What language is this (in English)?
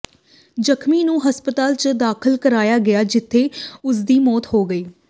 Punjabi